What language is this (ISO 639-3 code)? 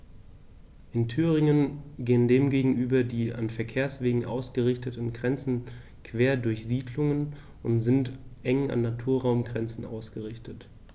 deu